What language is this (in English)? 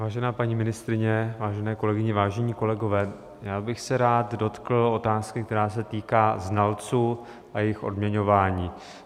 Czech